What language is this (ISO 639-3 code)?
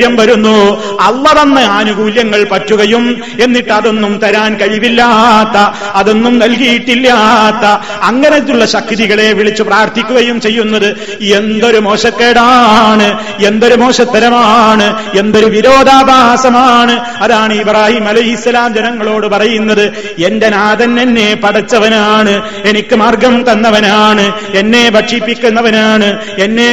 mal